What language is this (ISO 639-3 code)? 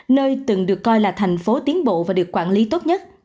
vie